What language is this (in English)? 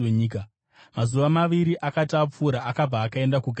Shona